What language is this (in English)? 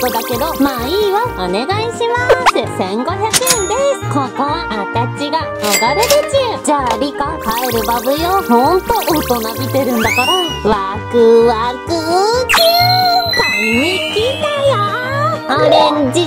Japanese